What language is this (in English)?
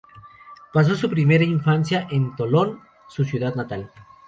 Spanish